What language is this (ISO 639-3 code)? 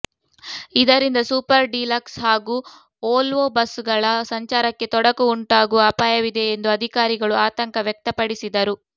kan